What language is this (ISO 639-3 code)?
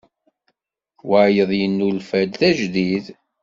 kab